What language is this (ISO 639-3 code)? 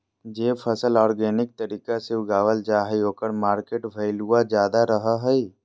mag